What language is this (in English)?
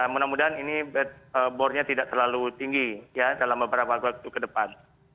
Indonesian